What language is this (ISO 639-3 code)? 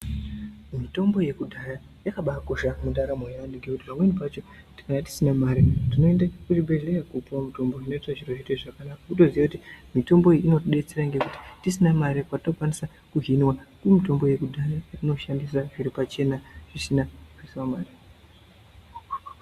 ndc